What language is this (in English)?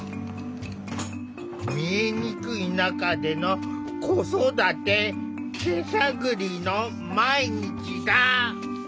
Japanese